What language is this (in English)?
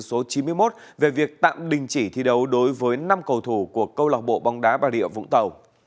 Vietnamese